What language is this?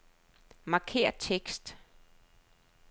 Danish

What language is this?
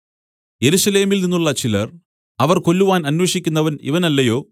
Malayalam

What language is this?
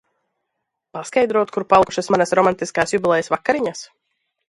Latvian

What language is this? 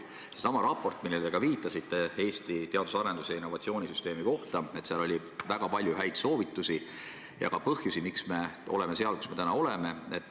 Estonian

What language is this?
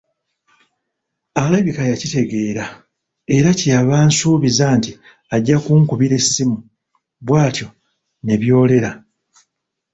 Ganda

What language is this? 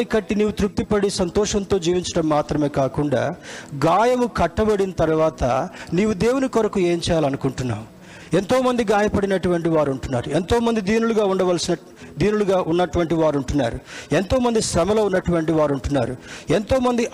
Telugu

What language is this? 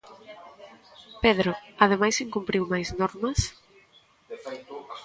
Galician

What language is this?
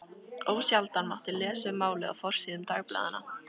Icelandic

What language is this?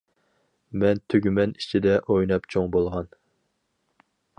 Uyghur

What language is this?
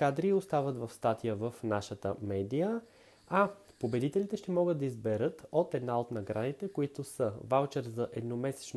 Bulgarian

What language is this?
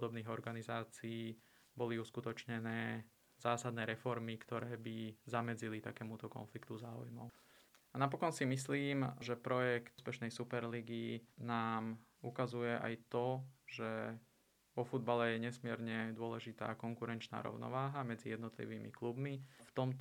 Slovak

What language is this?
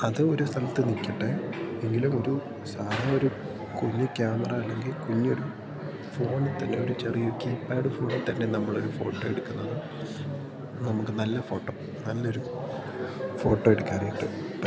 Malayalam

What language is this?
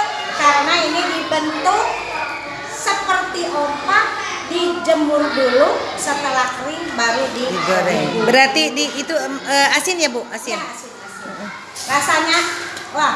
Indonesian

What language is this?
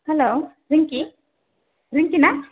Bodo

